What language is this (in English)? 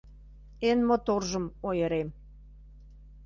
Mari